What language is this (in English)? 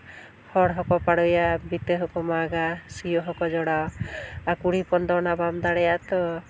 Santali